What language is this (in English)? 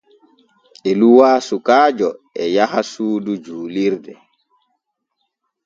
Borgu Fulfulde